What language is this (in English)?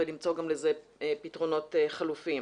Hebrew